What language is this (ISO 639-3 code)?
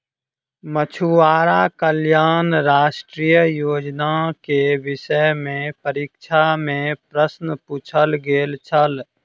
mai